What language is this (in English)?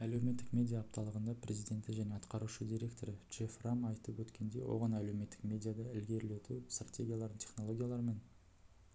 Kazakh